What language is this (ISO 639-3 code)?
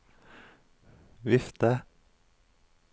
nor